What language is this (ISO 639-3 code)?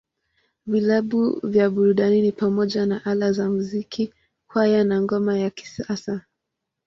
swa